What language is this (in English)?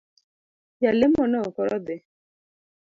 Luo (Kenya and Tanzania)